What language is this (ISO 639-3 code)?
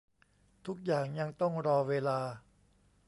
tha